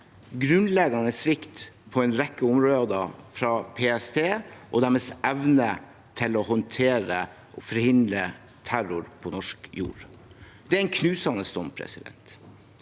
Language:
Norwegian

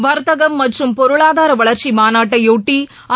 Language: Tamil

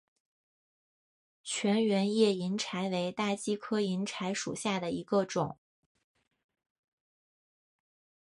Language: Chinese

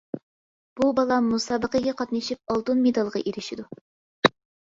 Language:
Uyghur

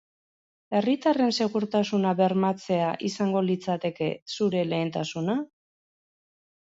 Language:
Basque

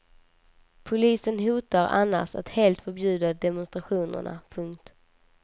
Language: Swedish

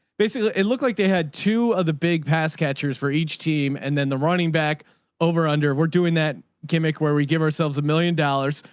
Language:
English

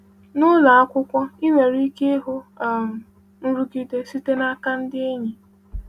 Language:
Igbo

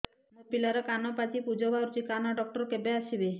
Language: Odia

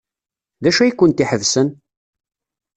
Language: Kabyle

